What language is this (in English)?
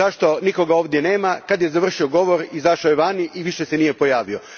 Croatian